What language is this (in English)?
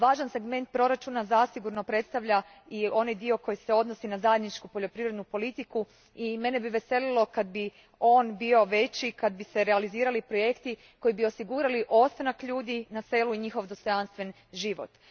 Croatian